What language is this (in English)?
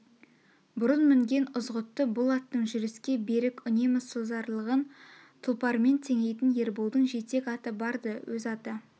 Kazakh